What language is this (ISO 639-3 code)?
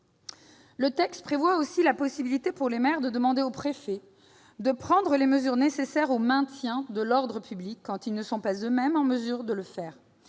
fra